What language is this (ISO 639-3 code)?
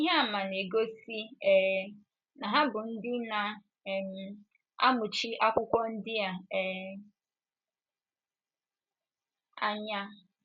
ibo